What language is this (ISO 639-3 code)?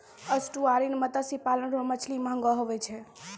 mai